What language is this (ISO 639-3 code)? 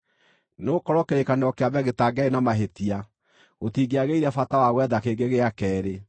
kik